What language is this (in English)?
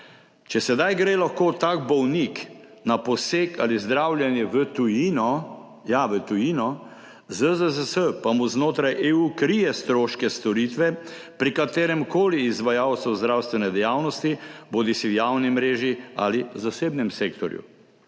Slovenian